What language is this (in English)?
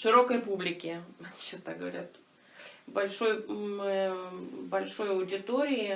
Russian